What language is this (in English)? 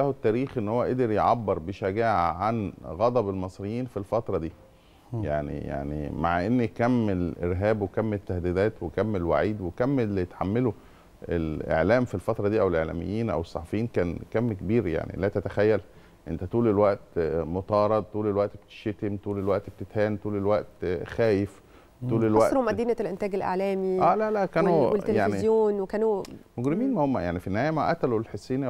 Arabic